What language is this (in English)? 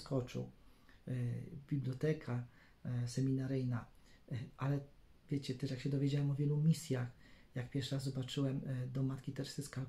Polish